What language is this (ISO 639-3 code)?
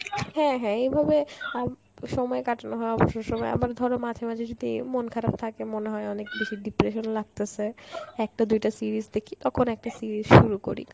ben